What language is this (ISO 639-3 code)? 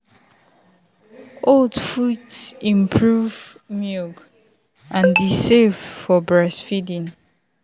pcm